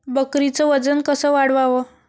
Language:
Marathi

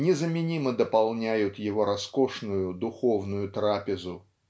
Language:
Russian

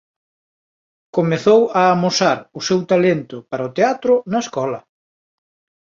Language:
Galician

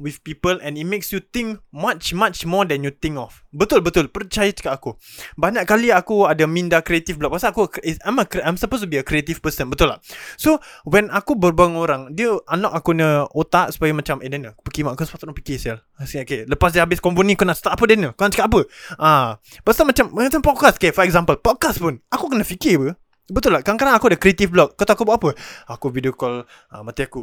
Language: Malay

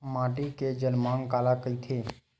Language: Chhattisgarhi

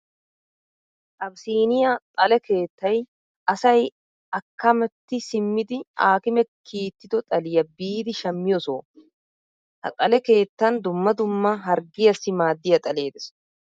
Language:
Wolaytta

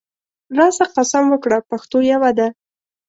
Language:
Pashto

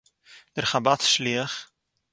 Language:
Yiddish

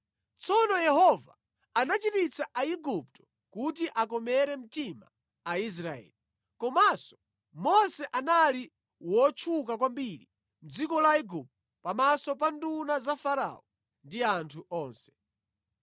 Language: Nyanja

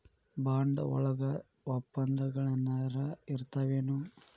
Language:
Kannada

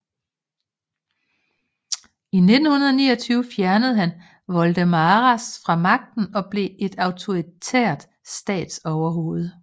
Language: Danish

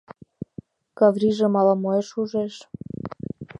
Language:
Mari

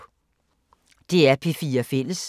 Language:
Danish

